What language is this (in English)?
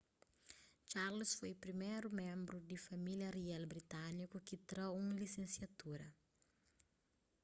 Kabuverdianu